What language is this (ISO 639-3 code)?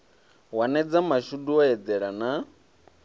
ven